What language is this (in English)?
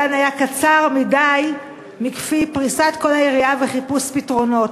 Hebrew